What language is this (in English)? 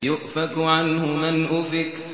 Arabic